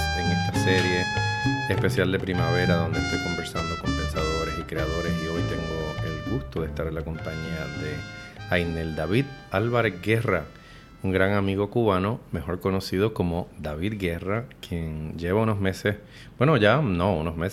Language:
Spanish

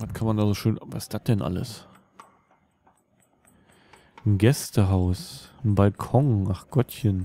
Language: German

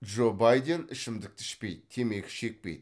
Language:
Kazakh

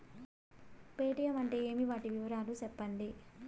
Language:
Telugu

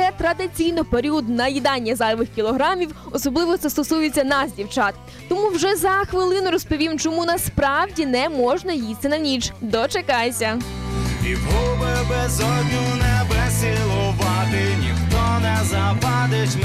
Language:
Polish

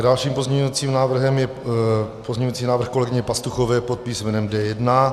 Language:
Czech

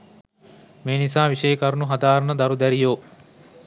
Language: Sinhala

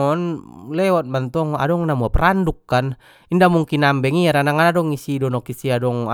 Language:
Batak Mandailing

